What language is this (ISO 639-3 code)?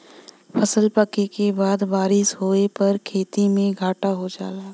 bho